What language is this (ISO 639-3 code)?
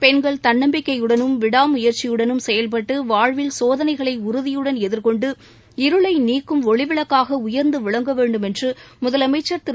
tam